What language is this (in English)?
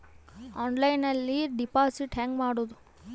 Kannada